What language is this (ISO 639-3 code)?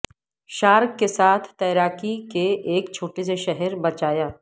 urd